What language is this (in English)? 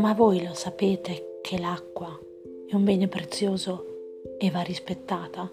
Italian